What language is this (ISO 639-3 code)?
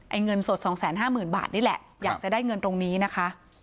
tha